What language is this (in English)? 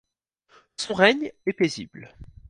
French